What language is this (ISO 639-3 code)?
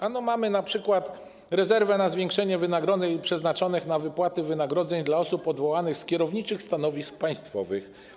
pol